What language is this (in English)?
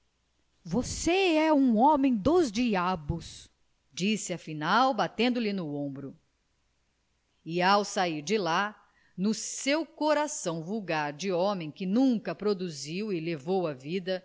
Portuguese